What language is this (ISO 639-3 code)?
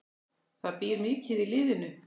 isl